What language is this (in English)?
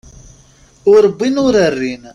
Kabyle